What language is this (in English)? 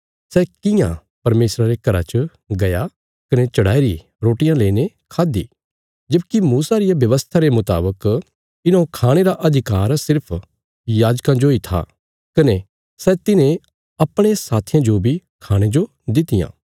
Bilaspuri